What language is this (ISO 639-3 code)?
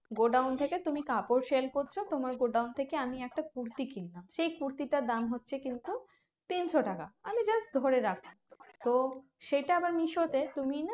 ben